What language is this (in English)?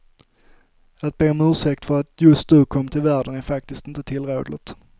Swedish